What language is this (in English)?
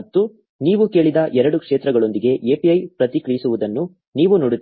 Kannada